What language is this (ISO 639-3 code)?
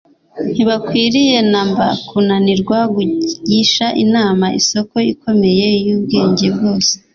kin